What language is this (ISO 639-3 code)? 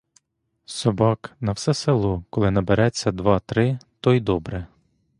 ukr